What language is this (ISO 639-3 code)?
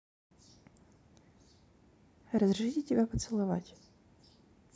rus